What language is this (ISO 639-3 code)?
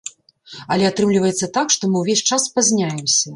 bel